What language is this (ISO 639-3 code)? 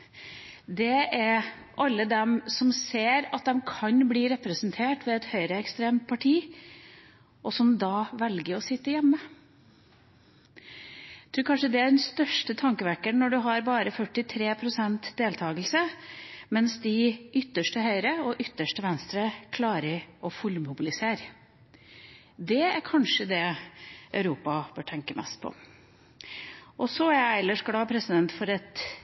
nob